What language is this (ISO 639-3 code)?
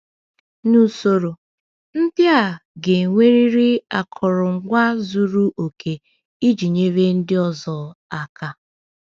ibo